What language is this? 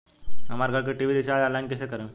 Bhojpuri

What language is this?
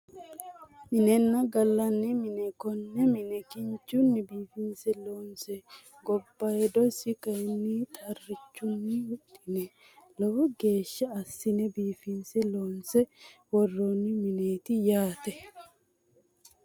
Sidamo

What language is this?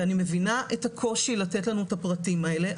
Hebrew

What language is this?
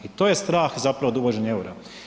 Croatian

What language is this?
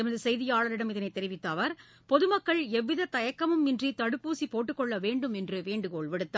Tamil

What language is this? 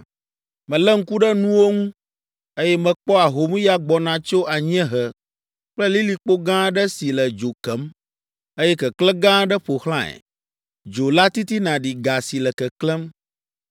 Ewe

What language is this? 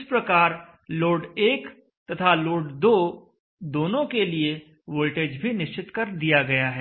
Hindi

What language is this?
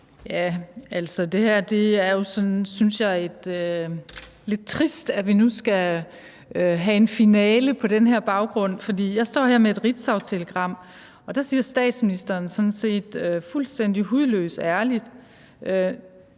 Danish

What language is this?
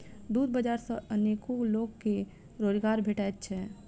Maithili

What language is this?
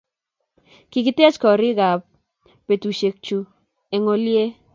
Kalenjin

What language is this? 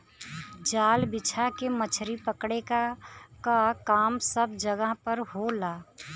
Bhojpuri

